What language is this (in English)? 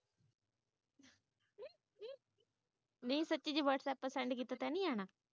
Punjabi